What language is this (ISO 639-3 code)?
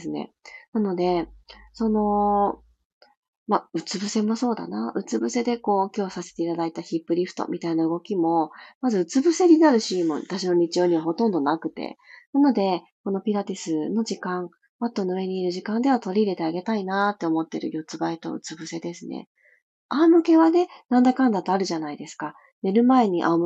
jpn